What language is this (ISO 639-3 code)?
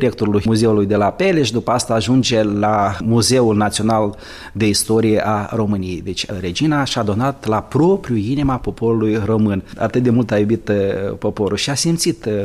ron